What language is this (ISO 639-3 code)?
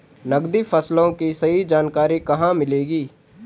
hin